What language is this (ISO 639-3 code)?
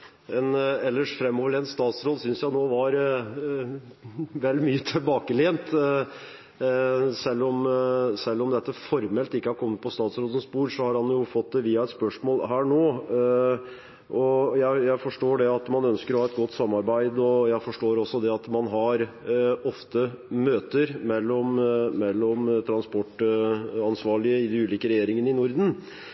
nob